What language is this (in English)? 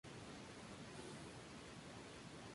Spanish